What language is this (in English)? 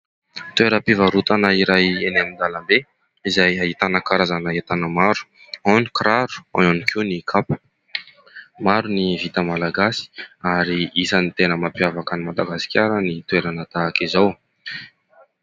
Malagasy